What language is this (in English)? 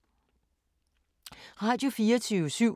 Danish